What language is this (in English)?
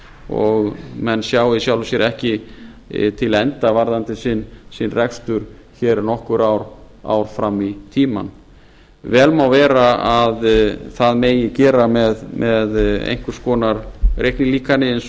Icelandic